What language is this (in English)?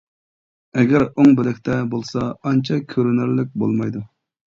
Uyghur